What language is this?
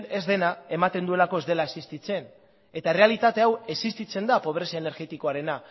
Basque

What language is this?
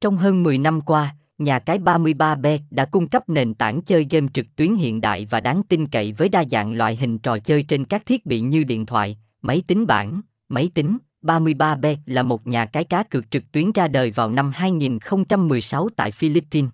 Vietnamese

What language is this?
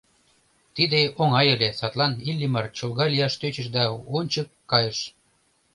Mari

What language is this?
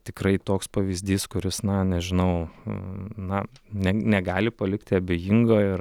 Lithuanian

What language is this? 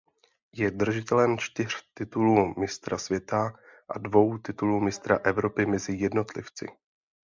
Czech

